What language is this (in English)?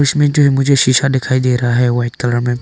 Hindi